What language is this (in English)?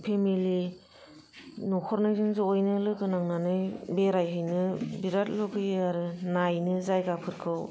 Bodo